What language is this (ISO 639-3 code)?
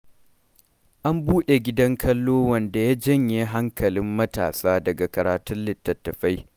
hau